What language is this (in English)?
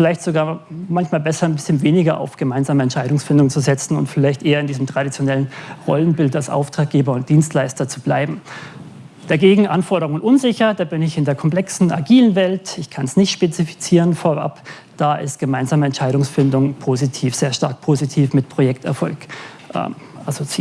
German